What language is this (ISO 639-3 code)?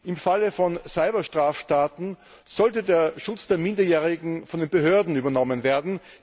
deu